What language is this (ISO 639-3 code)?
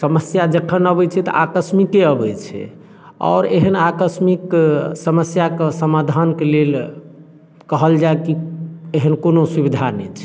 mai